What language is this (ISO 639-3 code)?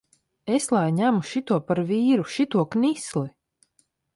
lav